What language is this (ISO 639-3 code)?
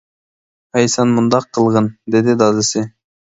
uig